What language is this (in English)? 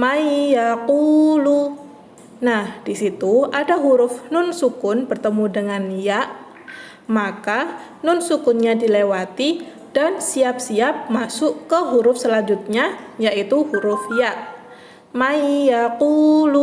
Indonesian